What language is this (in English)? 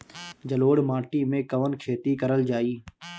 Bhojpuri